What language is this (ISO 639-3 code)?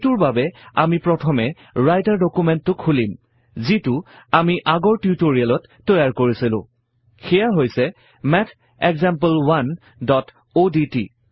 asm